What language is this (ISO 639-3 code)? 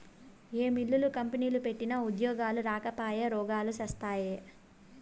tel